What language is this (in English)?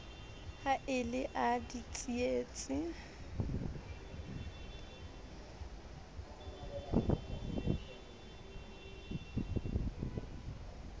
Southern Sotho